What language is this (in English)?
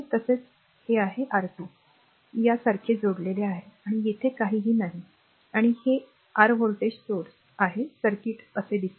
Marathi